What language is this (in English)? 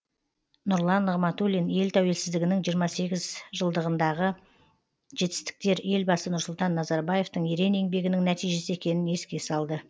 Kazakh